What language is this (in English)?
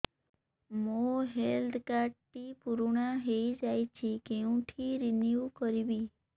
Odia